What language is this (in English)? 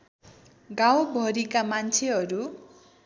Nepali